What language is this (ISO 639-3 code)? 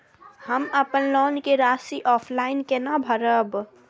mai